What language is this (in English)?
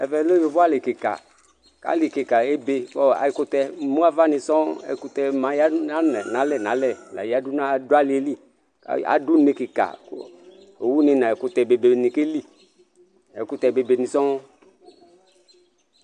Ikposo